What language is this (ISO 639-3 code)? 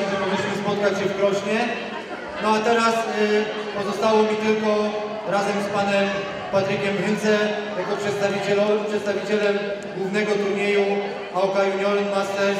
pol